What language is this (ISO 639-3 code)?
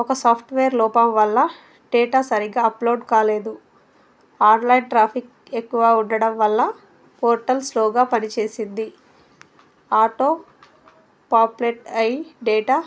tel